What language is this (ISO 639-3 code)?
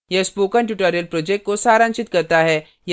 hin